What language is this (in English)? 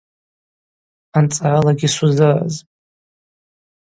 Abaza